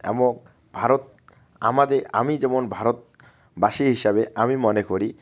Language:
Bangla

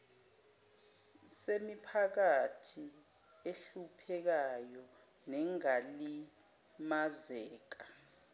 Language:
Zulu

